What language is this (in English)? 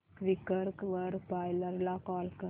Marathi